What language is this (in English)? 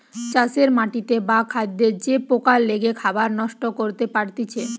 Bangla